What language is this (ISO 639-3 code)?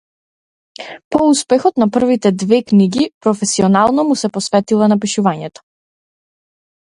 mkd